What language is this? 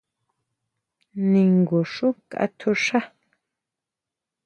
Huautla Mazatec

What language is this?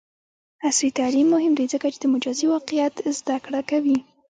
Pashto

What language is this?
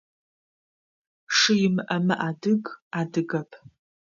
Adyghe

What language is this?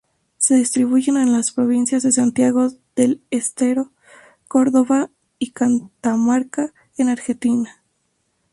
Spanish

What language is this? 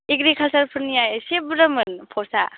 Bodo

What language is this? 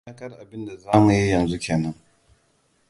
Hausa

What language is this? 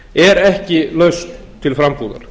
Icelandic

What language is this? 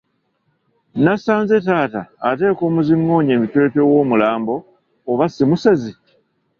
Ganda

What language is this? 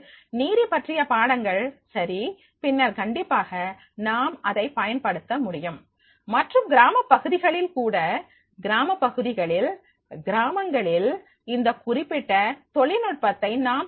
Tamil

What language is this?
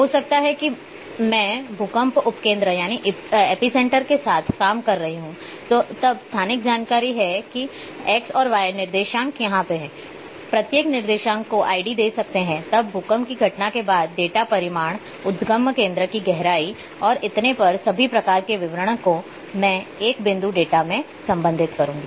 Hindi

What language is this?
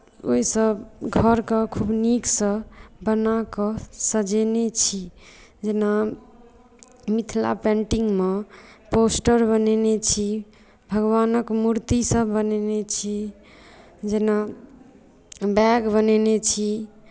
Maithili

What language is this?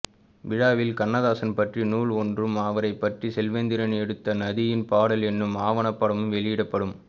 Tamil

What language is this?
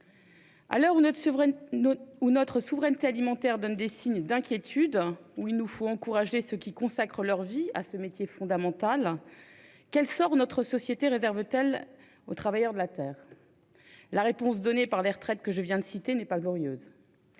French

